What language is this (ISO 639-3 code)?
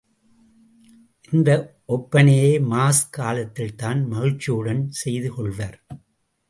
tam